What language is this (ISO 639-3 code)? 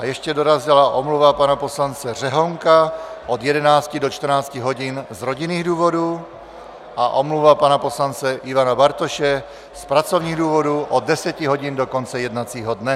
ces